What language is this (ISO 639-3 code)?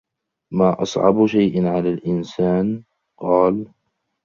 ara